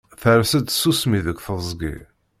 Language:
Kabyle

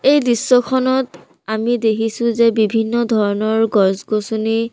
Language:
Assamese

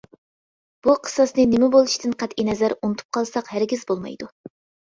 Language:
Uyghur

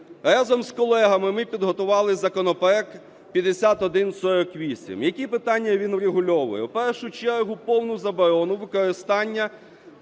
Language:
Ukrainian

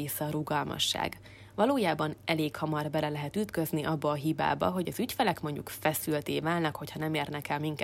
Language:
Hungarian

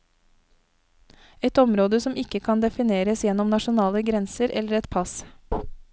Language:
Norwegian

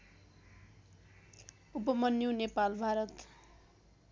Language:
Nepali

